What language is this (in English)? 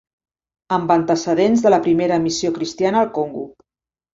Catalan